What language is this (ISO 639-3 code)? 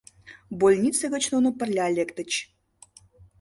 chm